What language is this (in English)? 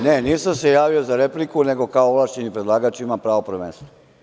Serbian